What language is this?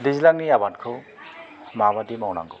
Bodo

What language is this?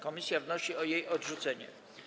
Polish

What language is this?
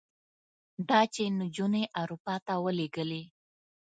Pashto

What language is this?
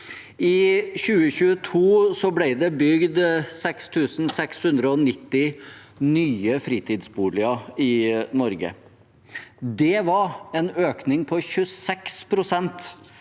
Norwegian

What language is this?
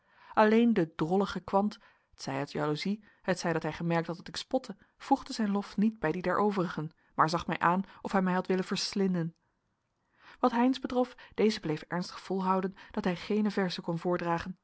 Dutch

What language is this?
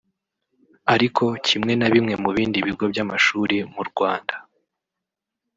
Kinyarwanda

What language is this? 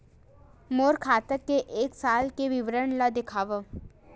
Chhattisgarhi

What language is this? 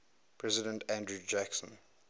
English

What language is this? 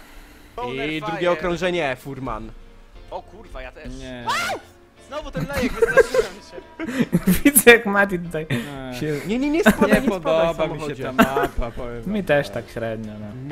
Polish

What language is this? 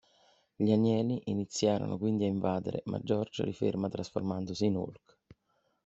Italian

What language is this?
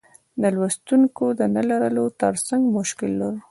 Pashto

